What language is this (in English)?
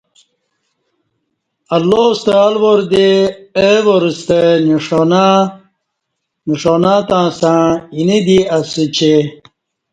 Kati